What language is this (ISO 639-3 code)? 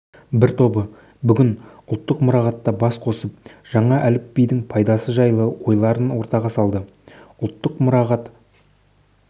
kaz